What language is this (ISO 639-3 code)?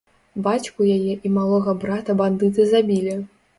bel